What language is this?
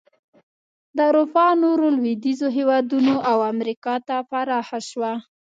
Pashto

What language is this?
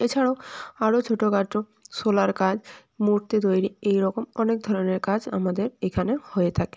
Bangla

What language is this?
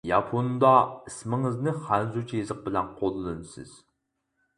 Uyghur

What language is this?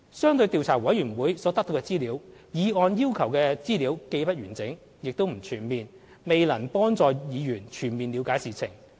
Cantonese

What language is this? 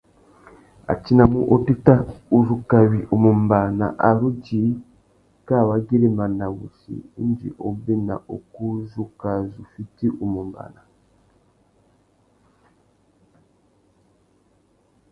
Tuki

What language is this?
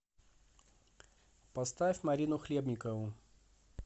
Russian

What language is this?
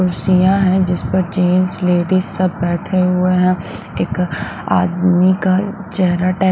Hindi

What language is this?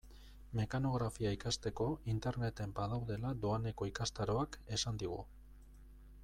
Basque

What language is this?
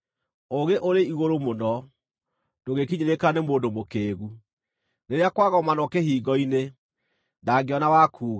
Kikuyu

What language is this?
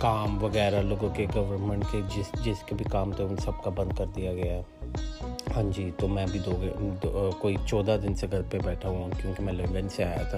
Urdu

